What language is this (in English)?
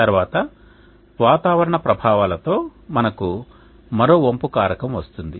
Telugu